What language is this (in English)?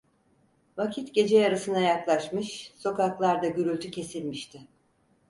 Turkish